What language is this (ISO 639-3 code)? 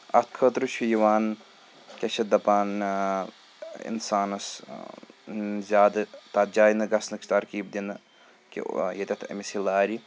kas